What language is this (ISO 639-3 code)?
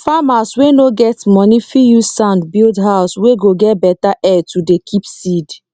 pcm